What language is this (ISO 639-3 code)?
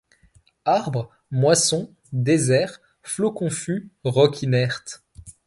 fra